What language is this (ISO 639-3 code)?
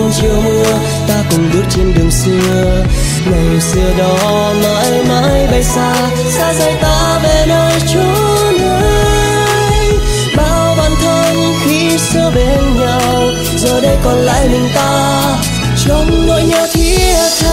vie